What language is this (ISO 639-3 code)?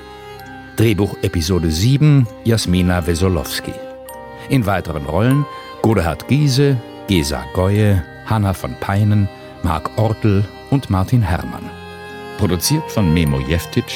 deu